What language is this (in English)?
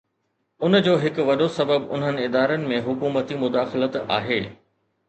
Sindhi